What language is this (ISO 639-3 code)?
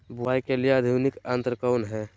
mag